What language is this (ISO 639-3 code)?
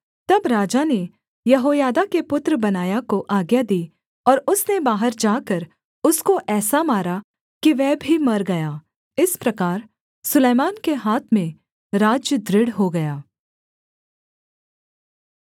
hin